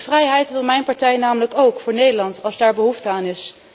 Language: Dutch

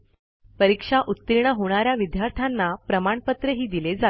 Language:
Marathi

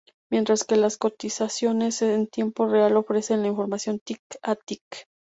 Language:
Spanish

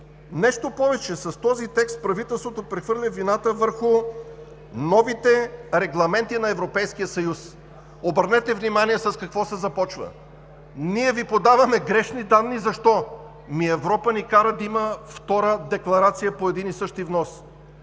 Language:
Bulgarian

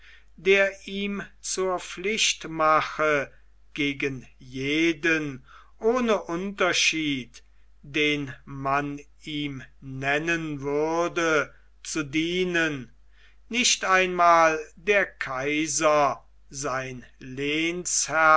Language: German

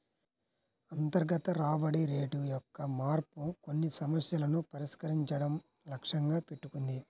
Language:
Telugu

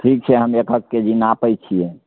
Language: Maithili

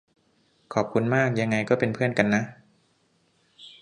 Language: Thai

